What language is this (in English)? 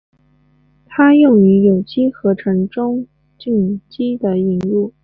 Chinese